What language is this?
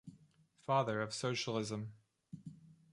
English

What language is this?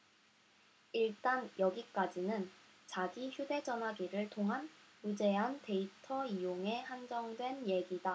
Korean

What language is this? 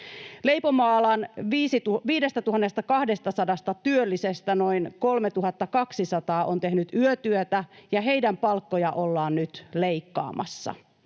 Finnish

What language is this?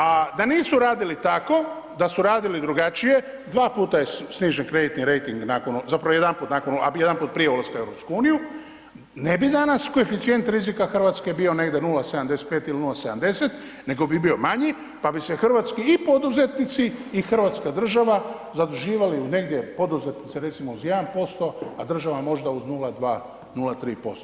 Croatian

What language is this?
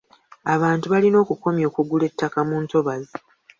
Ganda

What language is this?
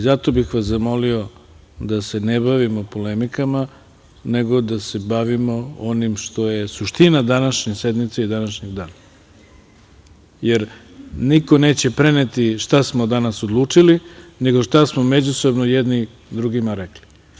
Serbian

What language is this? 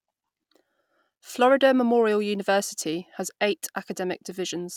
English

